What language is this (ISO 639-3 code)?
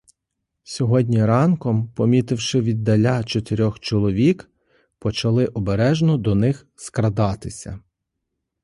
ukr